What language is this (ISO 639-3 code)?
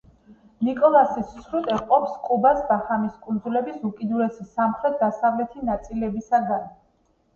kat